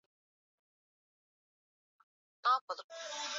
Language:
Swahili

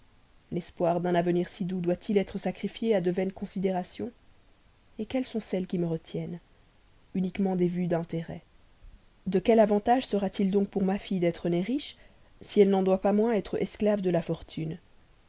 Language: French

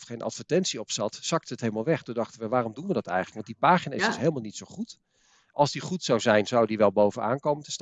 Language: Dutch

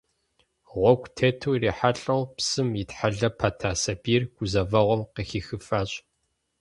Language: Kabardian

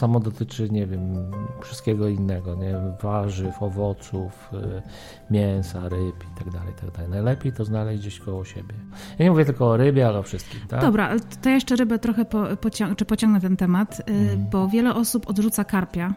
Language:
Polish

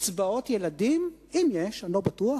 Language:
Hebrew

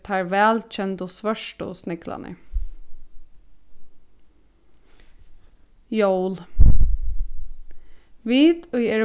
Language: Faroese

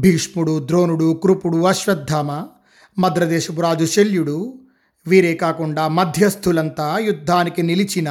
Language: Telugu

